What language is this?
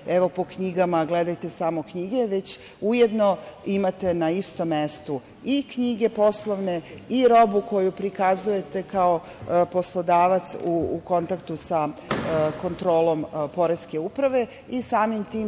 Serbian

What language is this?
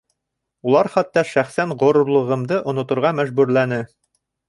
Bashkir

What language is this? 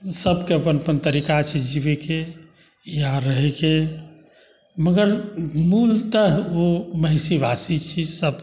Maithili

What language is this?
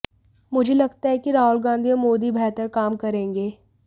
Hindi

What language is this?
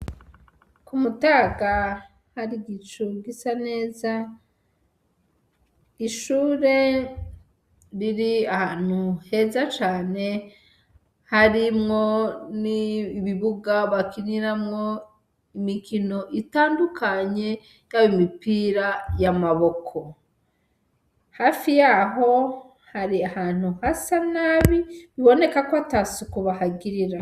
Rundi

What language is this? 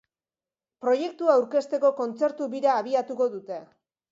Basque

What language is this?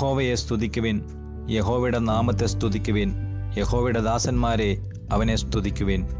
Malayalam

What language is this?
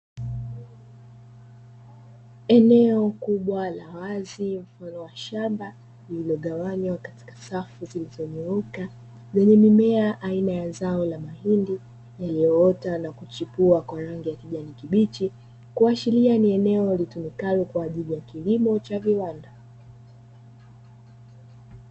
Swahili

